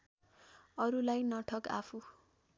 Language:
Nepali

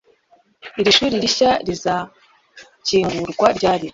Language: Kinyarwanda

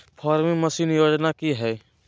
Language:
Magahi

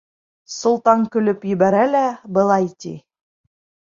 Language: Bashkir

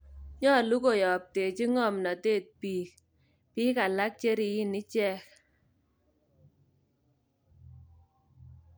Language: Kalenjin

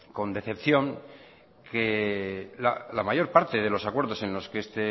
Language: Spanish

